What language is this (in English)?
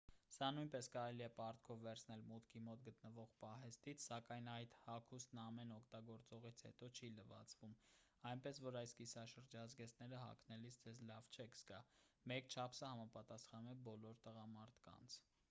Armenian